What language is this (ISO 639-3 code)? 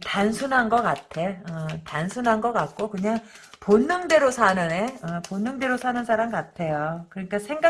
kor